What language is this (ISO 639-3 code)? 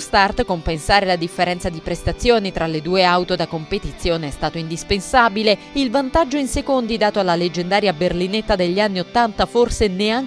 ita